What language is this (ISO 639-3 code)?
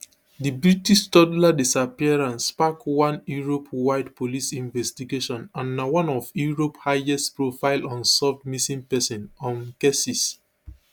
pcm